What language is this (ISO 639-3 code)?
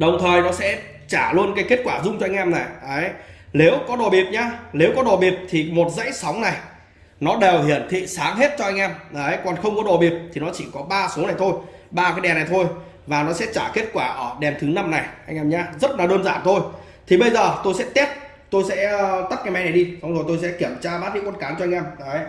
vie